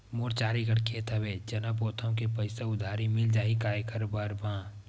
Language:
Chhattisgarhi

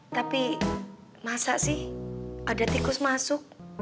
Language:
Indonesian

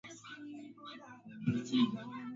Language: Swahili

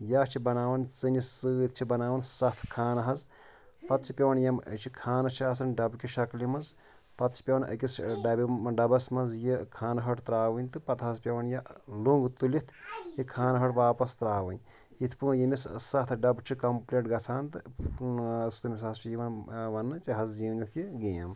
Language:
Kashmiri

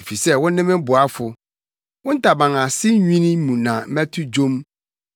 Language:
Akan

